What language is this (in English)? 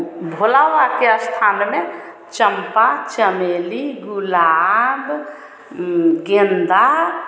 Hindi